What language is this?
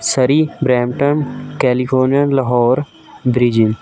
Punjabi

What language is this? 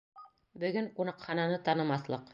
Bashkir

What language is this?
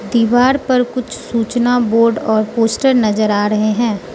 Hindi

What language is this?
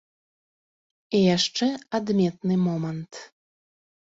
Belarusian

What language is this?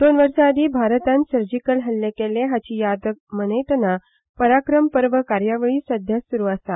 Konkani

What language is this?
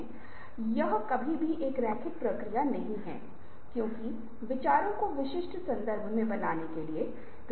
Hindi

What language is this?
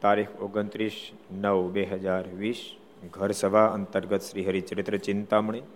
Gujarati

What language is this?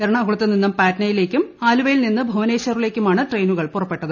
Malayalam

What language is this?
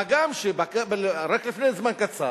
Hebrew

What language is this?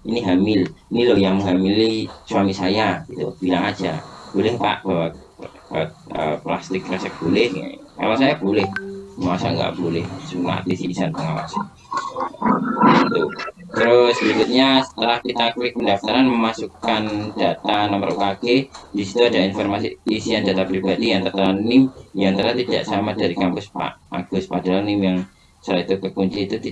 Indonesian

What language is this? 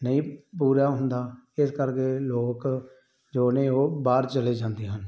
Punjabi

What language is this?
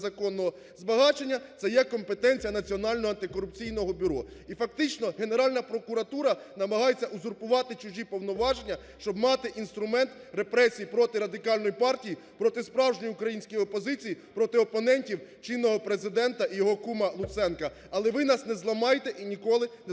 Ukrainian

